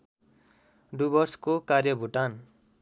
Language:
Nepali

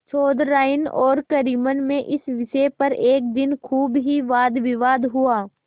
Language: Hindi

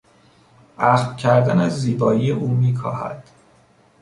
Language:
Persian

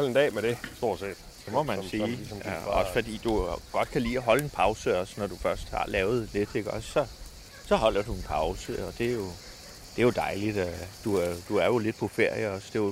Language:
Danish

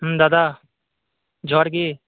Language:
Santali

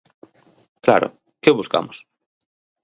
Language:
Galician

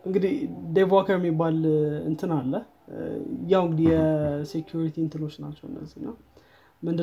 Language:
Amharic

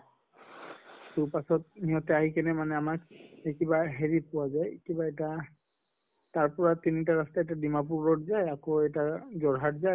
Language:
Assamese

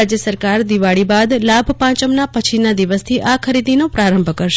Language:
Gujarati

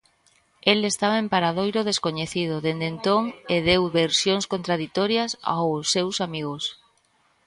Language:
Galician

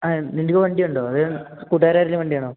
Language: Malayalam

